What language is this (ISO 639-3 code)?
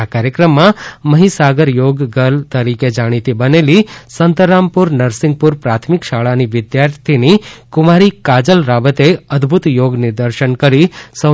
guj